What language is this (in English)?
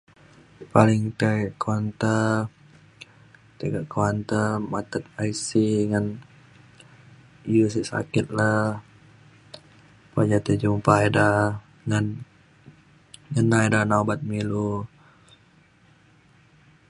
Mainstream Kenyah